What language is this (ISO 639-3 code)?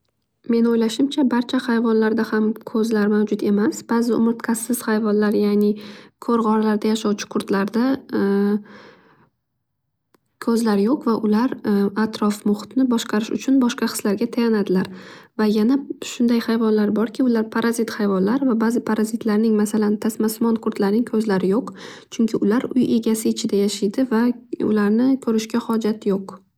uzb